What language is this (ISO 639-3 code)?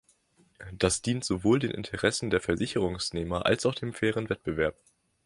deu